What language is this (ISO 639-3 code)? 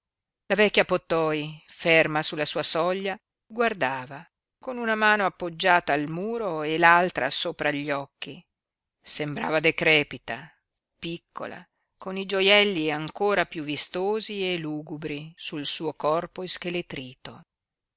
ita